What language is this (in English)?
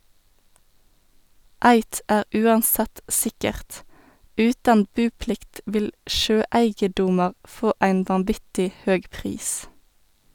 Norwegian